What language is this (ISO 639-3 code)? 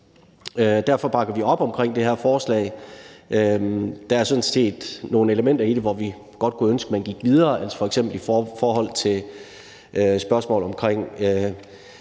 dan